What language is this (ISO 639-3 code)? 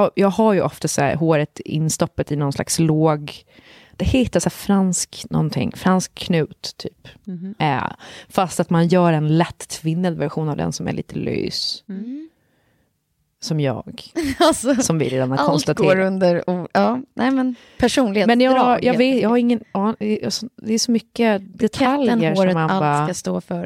swe